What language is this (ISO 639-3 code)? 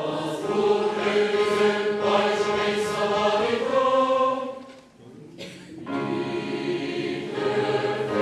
hun